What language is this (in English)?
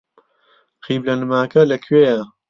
Central Kurdish